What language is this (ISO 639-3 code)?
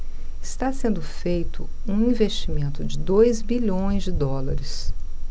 por